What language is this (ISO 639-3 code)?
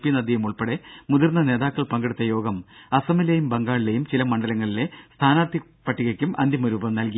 mal